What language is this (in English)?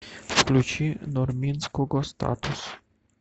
Russian